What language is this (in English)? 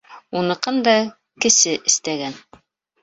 Bashkir